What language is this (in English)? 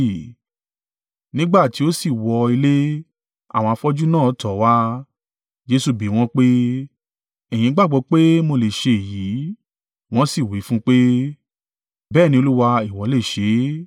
Yoruba